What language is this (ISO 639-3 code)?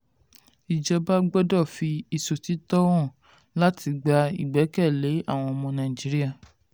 yor